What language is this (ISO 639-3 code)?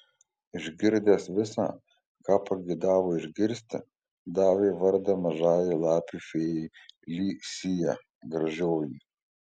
lit